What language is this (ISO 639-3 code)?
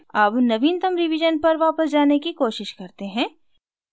hin